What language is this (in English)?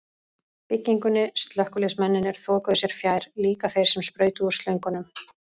Icelandic